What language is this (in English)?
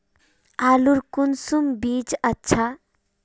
Magahi